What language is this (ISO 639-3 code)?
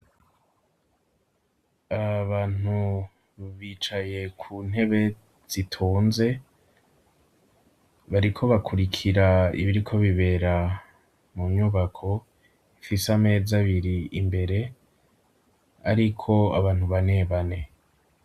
run